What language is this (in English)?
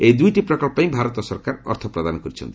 Odia